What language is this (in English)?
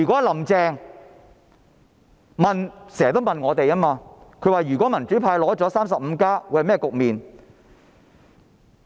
Cantonese